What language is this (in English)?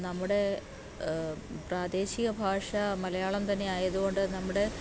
Malayalam